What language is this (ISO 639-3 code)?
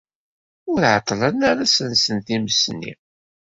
kab